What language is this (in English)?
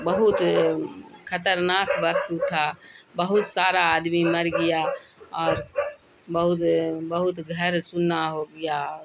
Urdu